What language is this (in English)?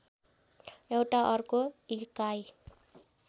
Nepali